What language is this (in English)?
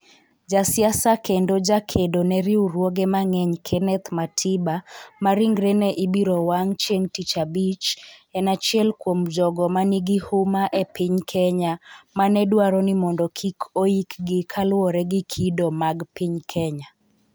Luo (Kenya and Tanzania)